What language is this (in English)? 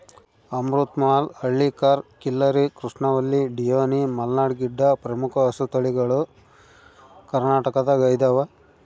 Kannada